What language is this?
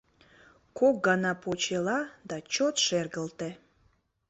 Mari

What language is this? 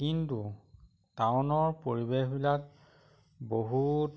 Assamese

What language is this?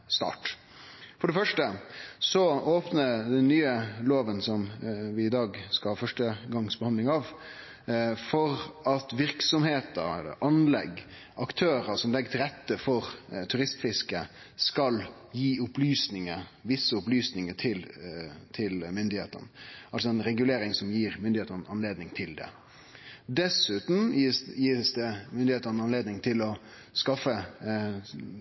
Norwegian Nynorsk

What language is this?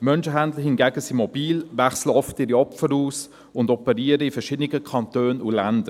Swiss German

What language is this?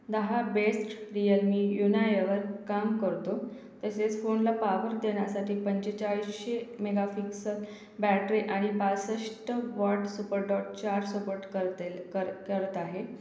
Marathi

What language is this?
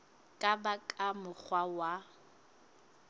Southern Sotho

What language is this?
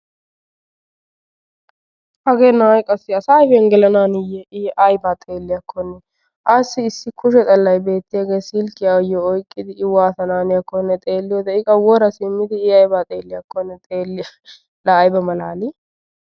Wolaytta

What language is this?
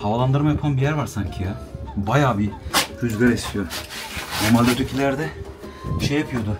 Turkish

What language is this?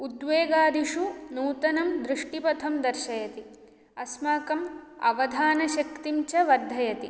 Sanskrit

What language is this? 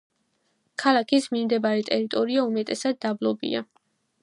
Georgian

